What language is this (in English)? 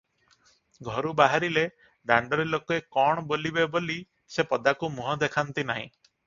Odia